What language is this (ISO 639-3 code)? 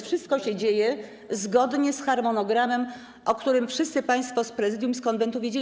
pol